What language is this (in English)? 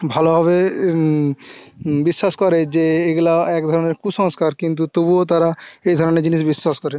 Bangla